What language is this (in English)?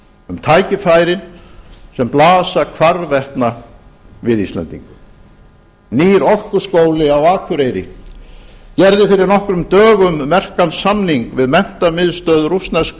Icelandic